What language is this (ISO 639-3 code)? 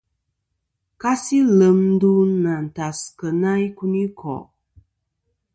bkm